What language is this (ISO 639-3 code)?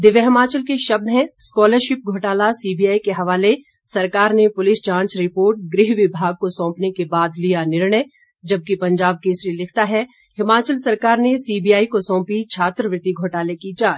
hin